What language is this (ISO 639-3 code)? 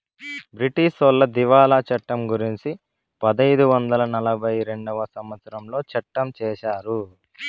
tel